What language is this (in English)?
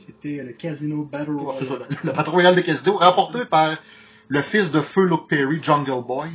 French